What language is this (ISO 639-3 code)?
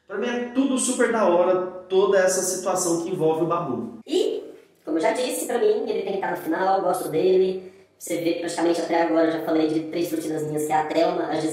por